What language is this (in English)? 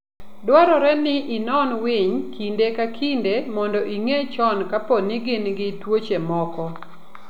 Luo (Kenya and Tanzania)